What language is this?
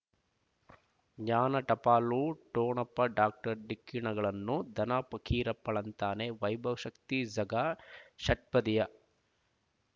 Kannada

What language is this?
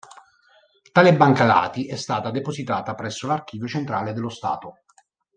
Italian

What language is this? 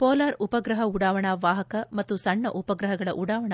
Kannada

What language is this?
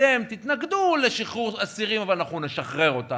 Hebrew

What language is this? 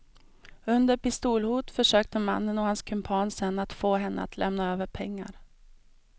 Swedish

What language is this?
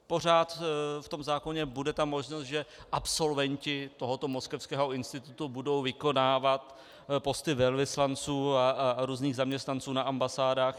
Czech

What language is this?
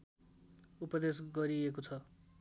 Nepali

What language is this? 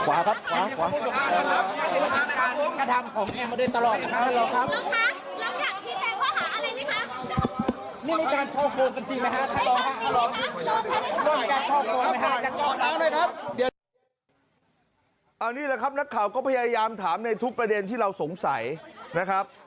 Thai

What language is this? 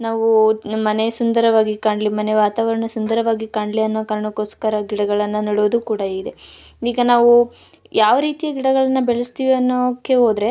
Kannada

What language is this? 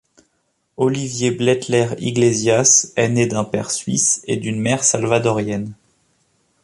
French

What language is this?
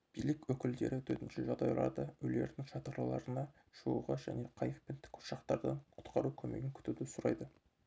Kazakh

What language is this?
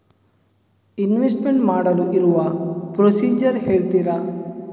Kannada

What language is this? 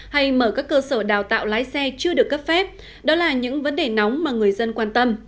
Vietnamese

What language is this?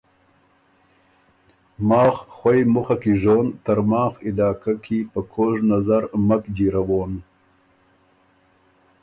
Ormuri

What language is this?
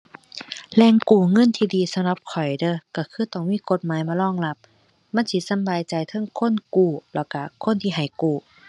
Thai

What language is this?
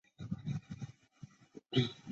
Chinese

